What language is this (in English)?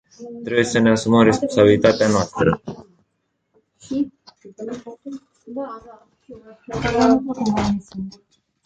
Romanian